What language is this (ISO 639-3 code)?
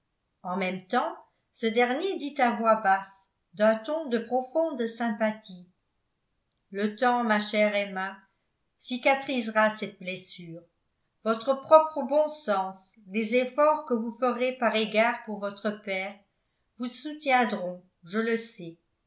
fra